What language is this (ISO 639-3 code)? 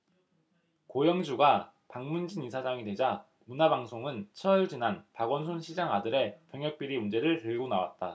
kor